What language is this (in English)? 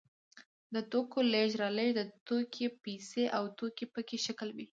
Pashto